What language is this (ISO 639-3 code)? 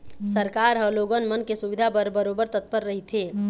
hne